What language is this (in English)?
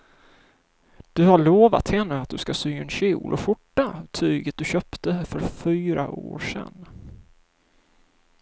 Swedish